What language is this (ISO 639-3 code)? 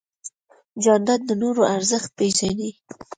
pus